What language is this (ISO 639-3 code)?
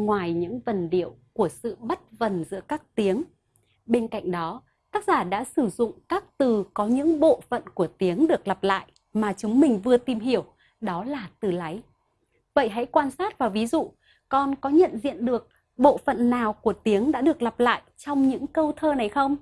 vie